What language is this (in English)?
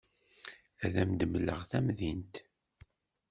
Kabyle